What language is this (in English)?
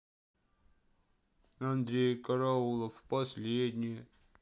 Russian